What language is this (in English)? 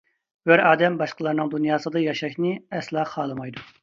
Uyghur